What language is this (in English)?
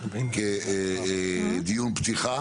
Hebrew